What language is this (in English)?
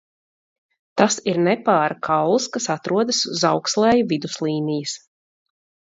Latvian